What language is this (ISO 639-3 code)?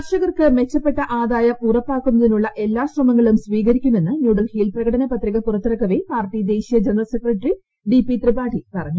mal